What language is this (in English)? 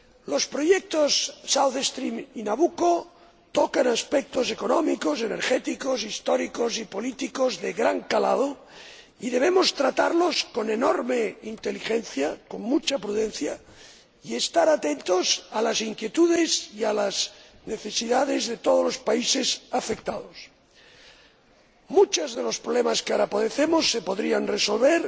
Spanish